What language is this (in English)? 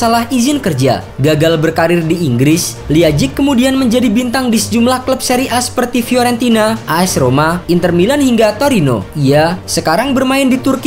Indonesian